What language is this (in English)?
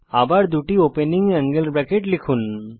Bangla